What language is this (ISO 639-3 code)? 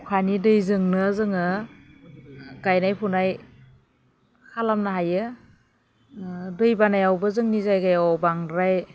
brx